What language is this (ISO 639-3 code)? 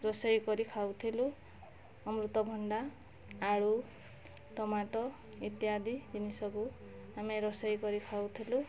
ori